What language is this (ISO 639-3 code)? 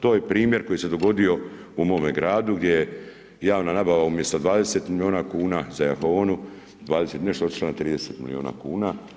hrv